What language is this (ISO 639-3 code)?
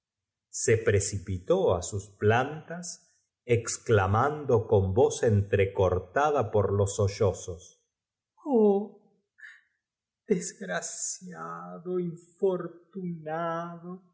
spa